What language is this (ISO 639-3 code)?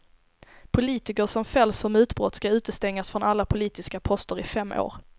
swe